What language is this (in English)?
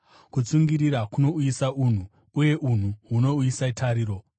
Shona